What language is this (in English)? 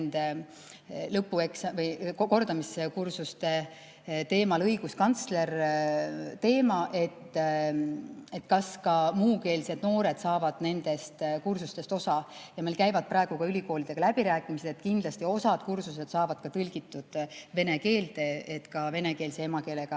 Estonian